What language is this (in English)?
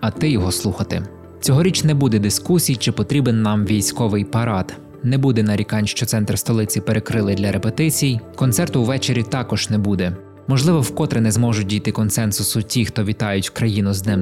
Ukrainian